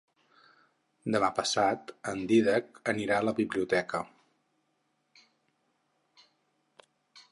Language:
Catalan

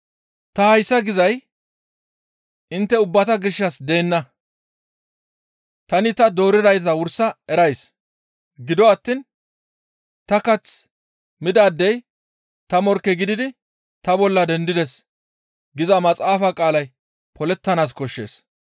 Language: Gamo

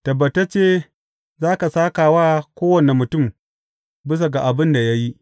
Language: Hausa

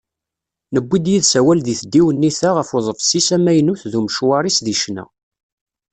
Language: Kabyle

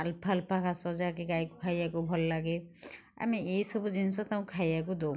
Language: Odia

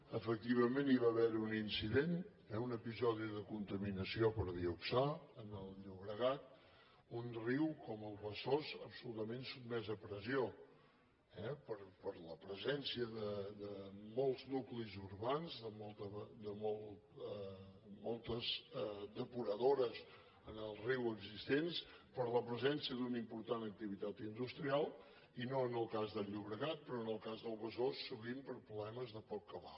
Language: Catalan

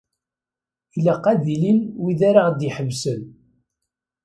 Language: Kabyle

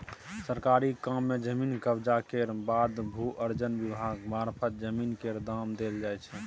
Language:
Maithili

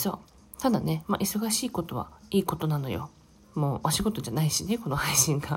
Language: Japanese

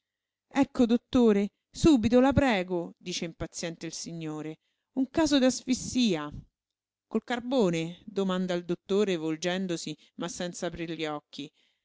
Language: Italian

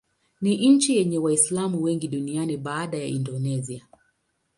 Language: Swahili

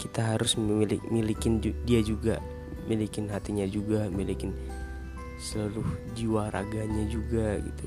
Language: Indonesian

